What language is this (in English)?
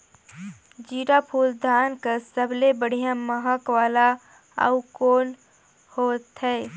Chhattisgarhi